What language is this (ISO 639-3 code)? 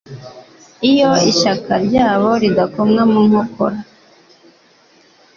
kin